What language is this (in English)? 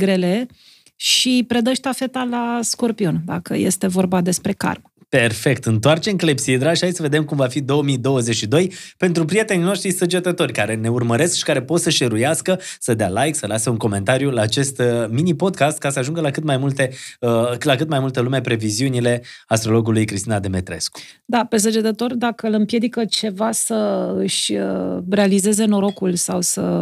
Romanian